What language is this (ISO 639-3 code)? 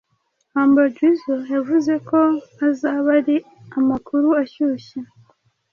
kin